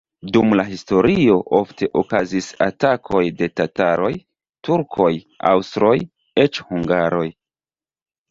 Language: Esperanto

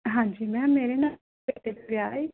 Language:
Punjabi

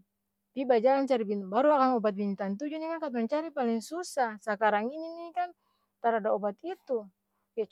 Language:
Ambonese Malay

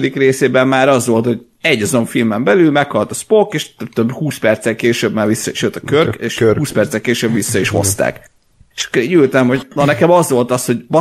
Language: Hungarian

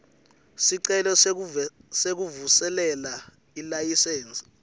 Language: Swati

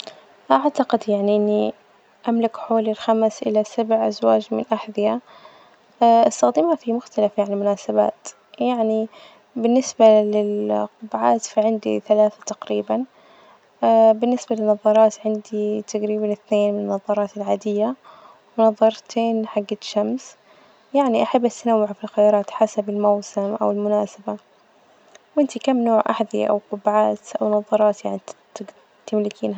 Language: Najdi Arabic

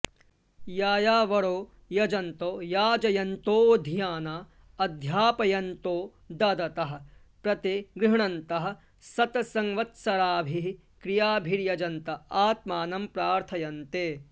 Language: Sanskrit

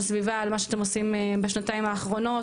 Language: Hebrew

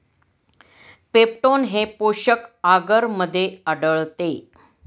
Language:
Marathi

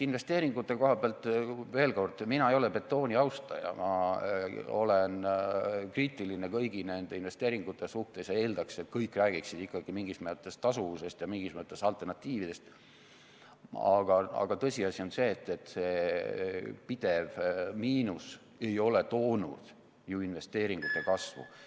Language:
Estonian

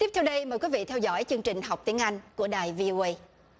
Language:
Vietnamese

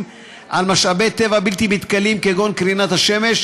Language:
Hebrew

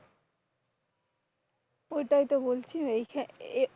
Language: Bangla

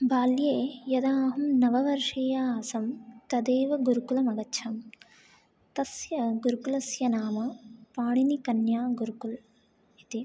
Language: Sanskrit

